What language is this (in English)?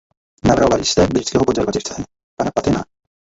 Czech